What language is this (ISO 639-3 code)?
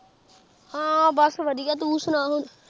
pan